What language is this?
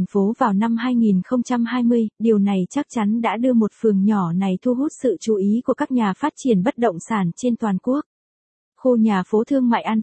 Vietnamese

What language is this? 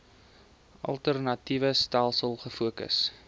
Afrikaans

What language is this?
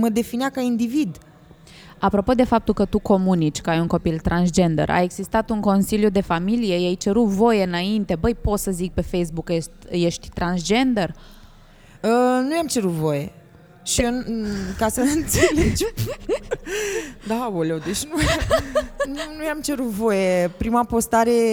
Romanian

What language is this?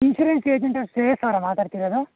Kannada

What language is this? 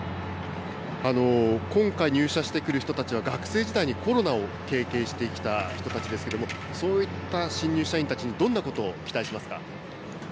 Japanese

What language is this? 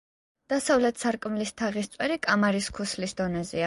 Georgian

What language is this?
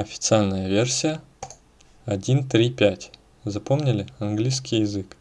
Russian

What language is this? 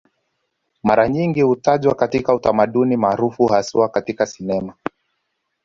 Swahili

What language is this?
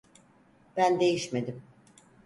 Turkish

